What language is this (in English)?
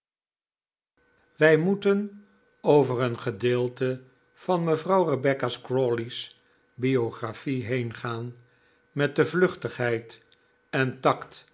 Dutch